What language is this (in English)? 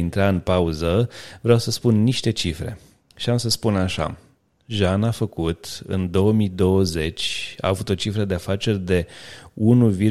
Romanian